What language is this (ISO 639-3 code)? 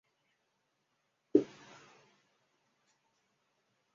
zho